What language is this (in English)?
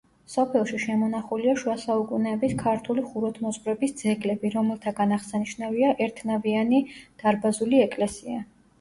Georgian